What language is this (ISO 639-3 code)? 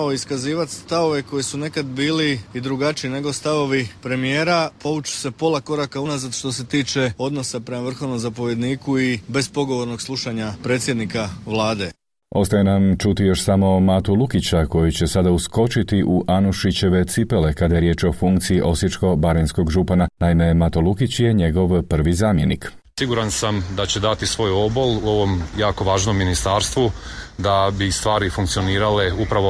hrv